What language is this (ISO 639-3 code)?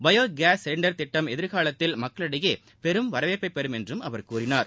tam